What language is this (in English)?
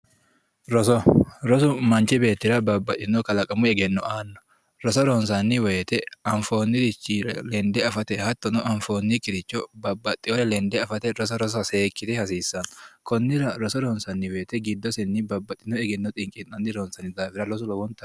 Sidamo